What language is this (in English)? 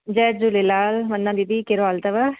Sindhi